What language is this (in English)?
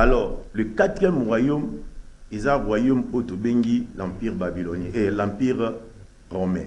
French